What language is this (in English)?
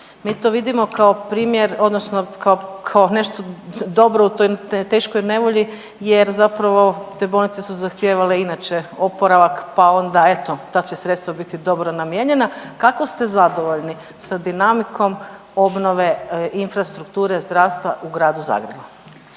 Croatian